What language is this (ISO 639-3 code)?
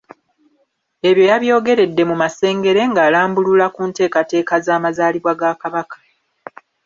lug